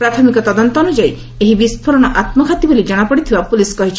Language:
Odia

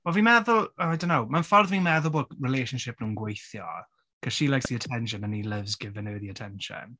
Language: Welsh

